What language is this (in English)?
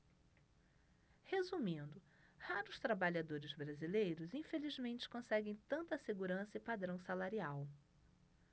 Portuguese